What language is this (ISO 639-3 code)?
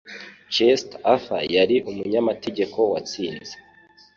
kin